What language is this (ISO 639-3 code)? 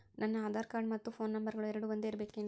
kan